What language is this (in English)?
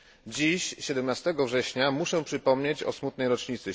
Polish